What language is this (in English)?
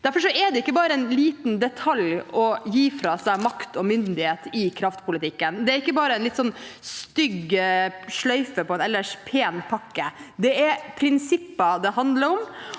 Norwegian